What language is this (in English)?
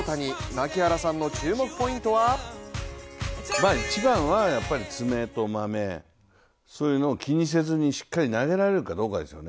Japanese